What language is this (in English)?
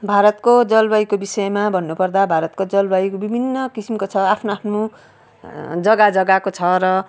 Nepali